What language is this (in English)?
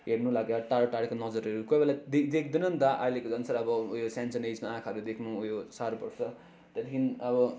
Nepali